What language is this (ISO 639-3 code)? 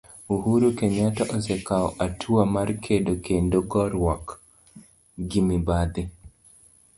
luo